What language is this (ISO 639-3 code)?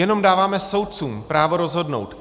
ces